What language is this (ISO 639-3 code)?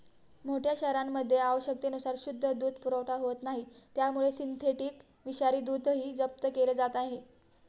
mar